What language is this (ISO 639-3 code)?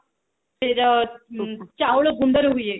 ori